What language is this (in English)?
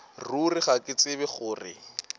Northern Sotho